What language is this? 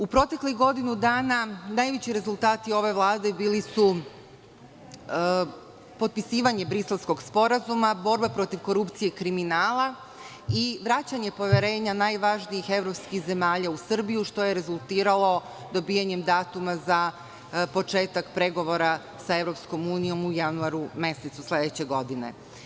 Serbian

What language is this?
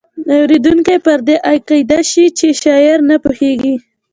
Pashto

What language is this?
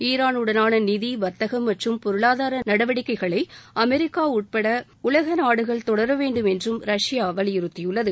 Tamil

